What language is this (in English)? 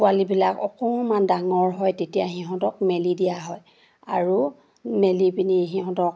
Assamese